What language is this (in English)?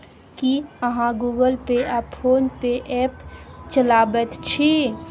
Maithili